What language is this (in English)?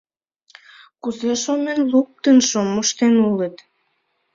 Mari